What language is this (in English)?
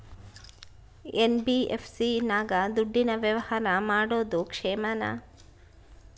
Kannada